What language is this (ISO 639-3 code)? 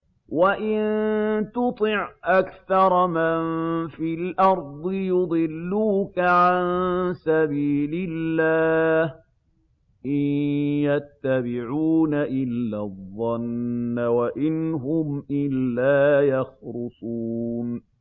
ara